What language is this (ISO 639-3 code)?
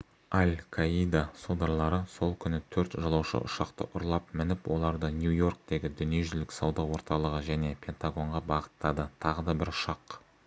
kaz